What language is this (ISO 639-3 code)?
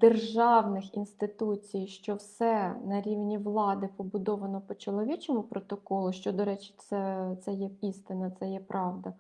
ukr